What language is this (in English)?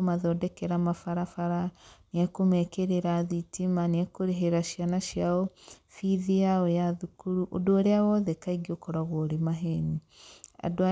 Kikuyu